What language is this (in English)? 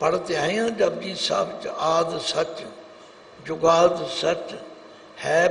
Hindi